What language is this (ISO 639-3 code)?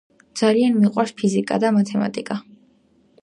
kat